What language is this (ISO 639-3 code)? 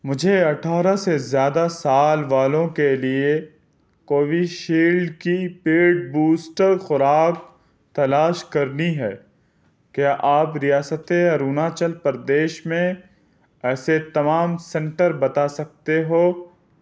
urd